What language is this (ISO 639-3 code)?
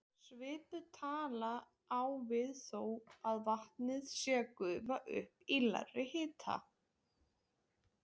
isl